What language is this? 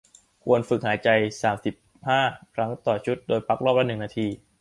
Thai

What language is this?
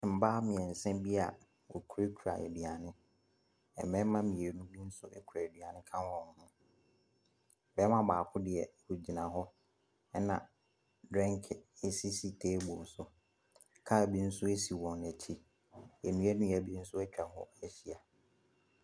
Akan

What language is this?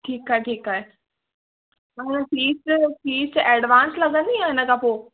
Sindhi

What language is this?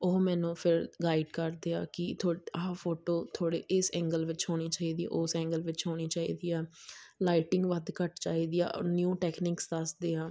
Punjabi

